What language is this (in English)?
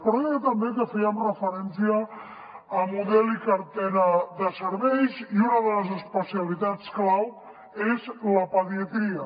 Catalan